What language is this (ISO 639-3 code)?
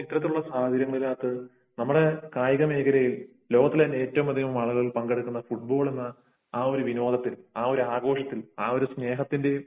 mal